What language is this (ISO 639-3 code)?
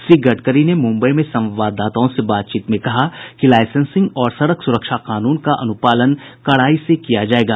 hin